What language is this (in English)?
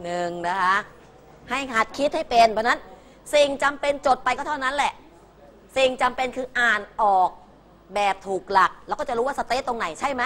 Thai